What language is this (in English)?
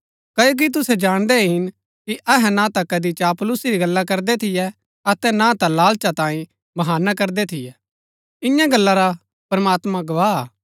Gaddi